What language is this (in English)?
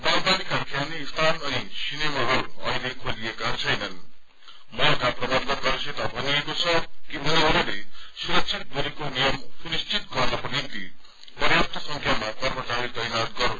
Nepali